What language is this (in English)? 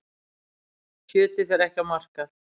Icelandic